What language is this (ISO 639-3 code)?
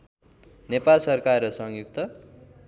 nep